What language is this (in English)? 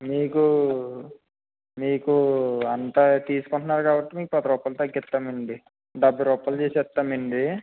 Telugu